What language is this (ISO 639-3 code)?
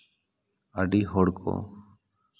sat